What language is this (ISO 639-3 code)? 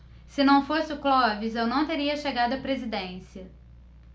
por